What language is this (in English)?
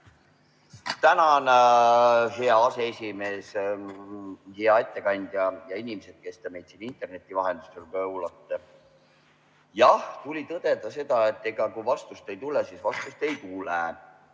Estonian